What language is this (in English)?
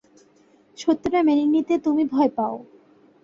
Bangla